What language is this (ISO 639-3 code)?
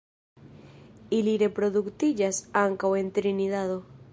epo